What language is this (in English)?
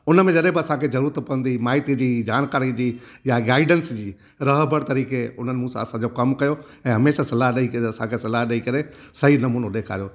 Sindhi